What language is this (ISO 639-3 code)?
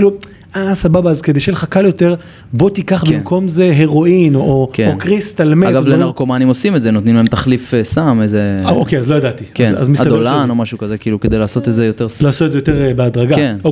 heb